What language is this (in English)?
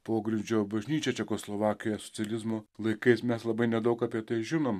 Lithuanian